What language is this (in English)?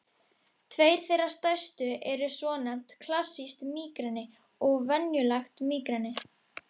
Icelandic